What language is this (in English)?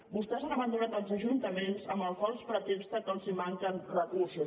Catalan